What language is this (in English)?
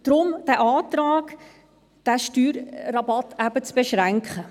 Swiss German